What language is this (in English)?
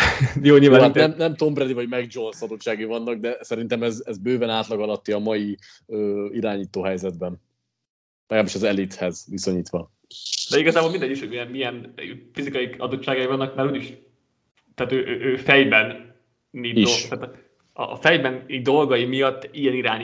Hungarian